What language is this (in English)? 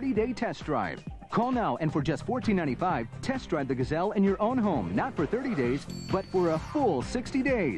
English